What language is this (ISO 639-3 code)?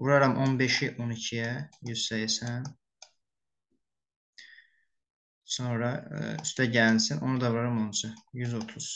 tur